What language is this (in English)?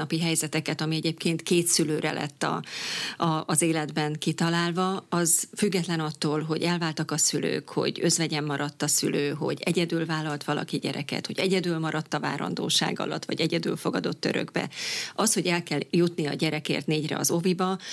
Hungarian